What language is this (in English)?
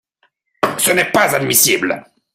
French